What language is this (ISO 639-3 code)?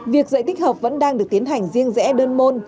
vie